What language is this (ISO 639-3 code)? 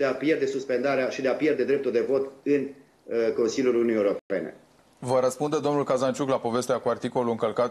ron